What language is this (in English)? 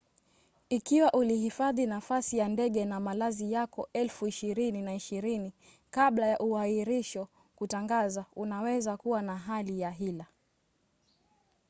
Swahili